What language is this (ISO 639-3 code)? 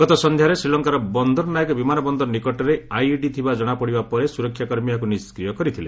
ori